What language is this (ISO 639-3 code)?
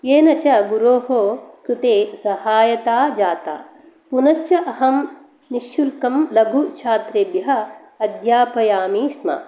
san